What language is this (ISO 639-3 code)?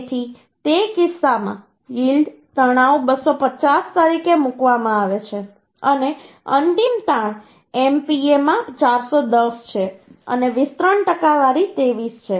guj